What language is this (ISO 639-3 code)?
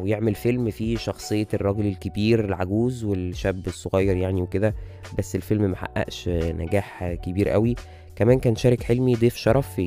ara